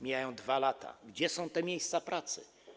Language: Polish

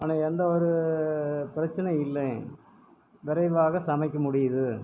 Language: Tamil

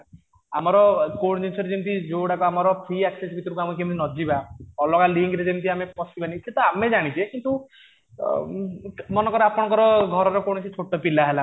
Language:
Odia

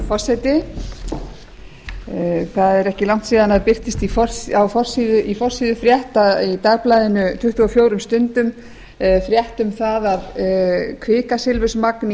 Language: Icelandic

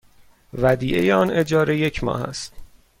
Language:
Persian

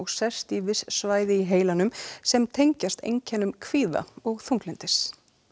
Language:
Icelandic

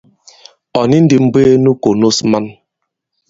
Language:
Bankon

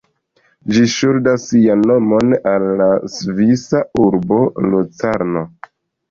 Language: Esperanto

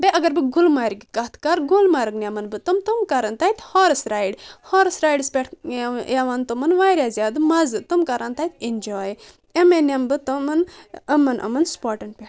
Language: Kashmiri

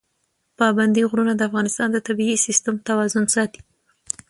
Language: Pashto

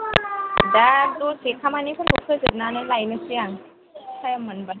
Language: Bodo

